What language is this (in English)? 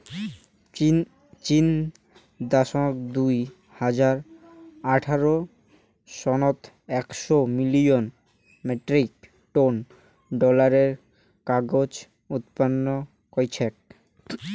Bangla